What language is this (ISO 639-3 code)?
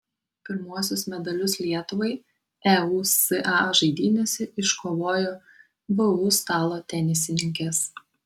lit